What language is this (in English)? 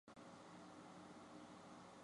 Chinese